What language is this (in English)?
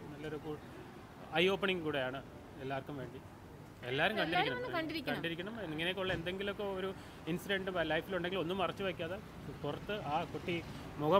Malayalam